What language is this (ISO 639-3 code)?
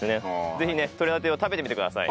jpn